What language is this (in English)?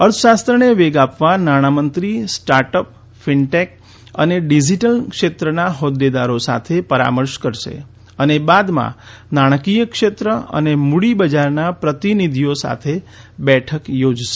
Gujarati